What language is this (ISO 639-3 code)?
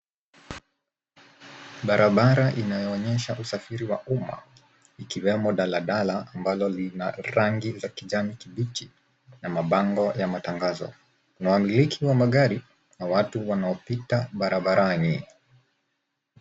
swa